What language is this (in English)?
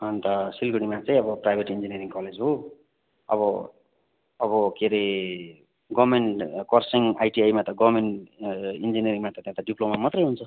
Nepali